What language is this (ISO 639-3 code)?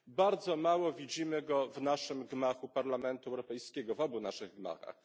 pol